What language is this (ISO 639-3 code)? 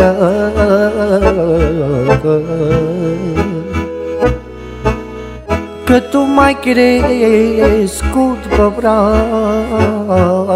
ron